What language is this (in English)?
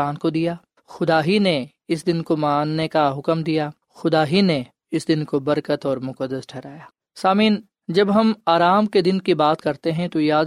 Urdu